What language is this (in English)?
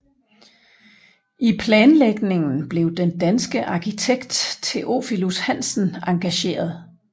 Danish